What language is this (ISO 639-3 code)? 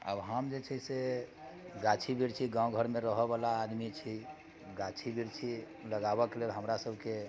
mai